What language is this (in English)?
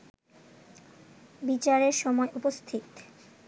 Bangla